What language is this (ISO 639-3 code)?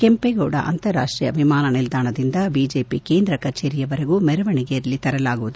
kan